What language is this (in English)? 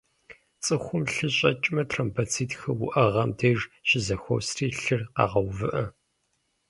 Kabardian